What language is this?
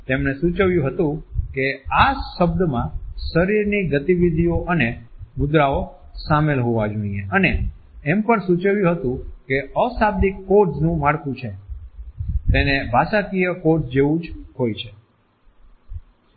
Gujarati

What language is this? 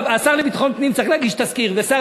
Hebrew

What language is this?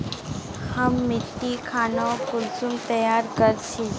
Magahi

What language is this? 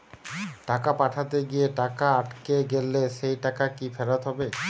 Bangla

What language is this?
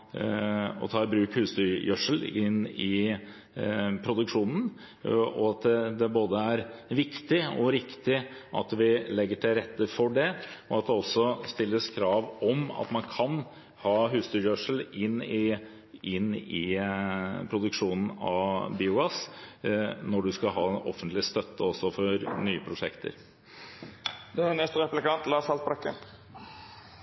Norwegian Bokmål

